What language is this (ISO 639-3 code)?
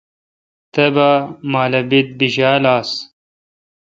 xka